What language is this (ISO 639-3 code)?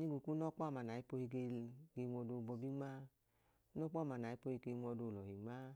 idu